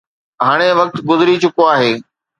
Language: Sindhi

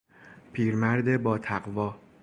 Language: Persian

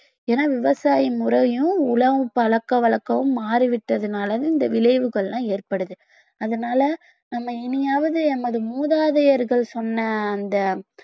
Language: Tamil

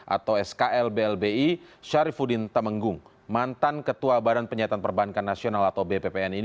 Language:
Indonesian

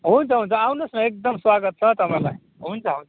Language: Nepali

